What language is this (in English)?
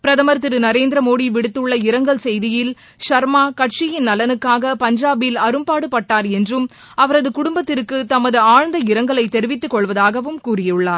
Tamil